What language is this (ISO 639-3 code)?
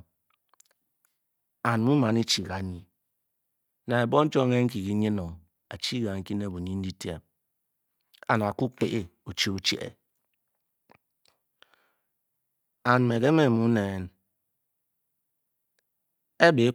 bky